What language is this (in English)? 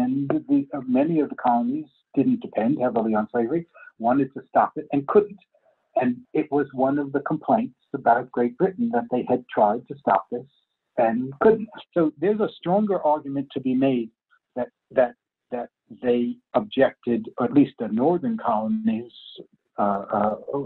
English